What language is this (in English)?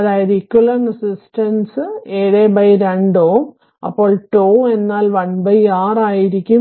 Malayalam